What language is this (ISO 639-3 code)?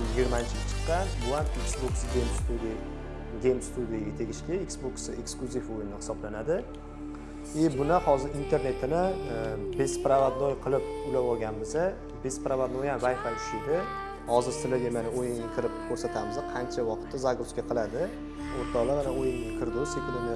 uzb